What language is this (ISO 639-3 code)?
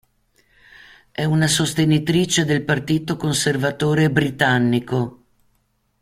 ita